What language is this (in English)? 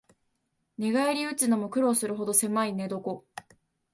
Japanese